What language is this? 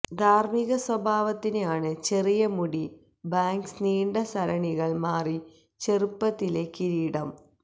Malayalam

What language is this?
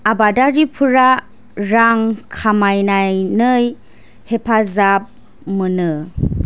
Bodo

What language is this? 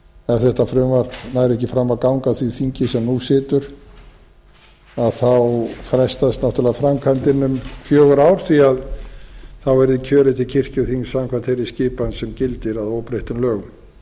Icelandic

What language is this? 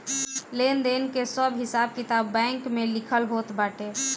Bhojpuri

